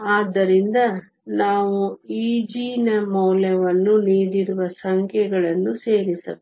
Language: Kannada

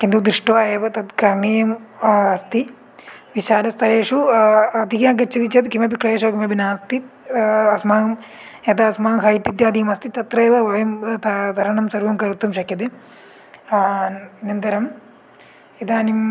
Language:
Sanskrit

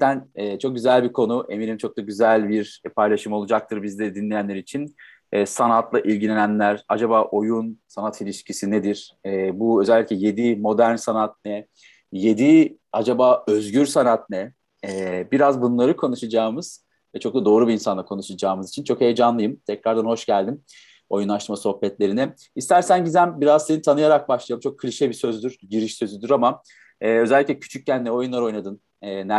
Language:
Turkish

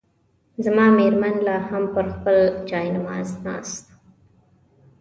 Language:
Pashto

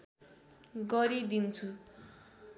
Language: Nepali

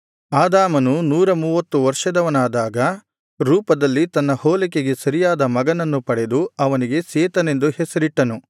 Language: Kannada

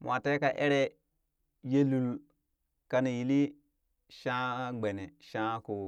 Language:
Burak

